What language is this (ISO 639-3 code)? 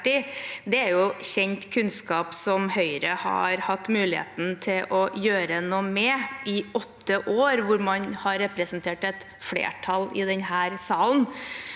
nor